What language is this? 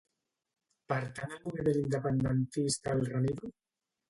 Catalan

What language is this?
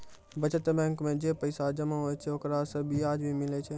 Maithili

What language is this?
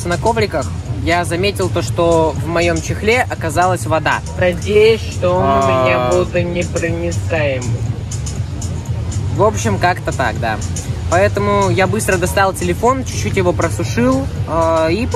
Russian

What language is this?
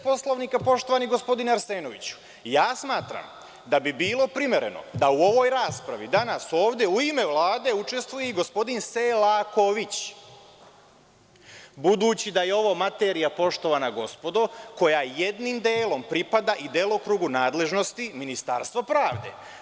Serbian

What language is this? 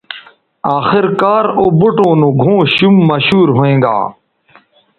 Bateri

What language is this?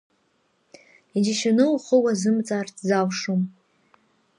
Abkhazian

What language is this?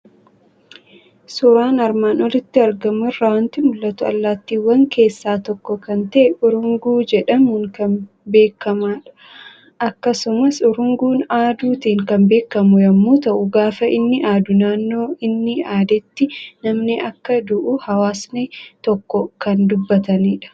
Oromo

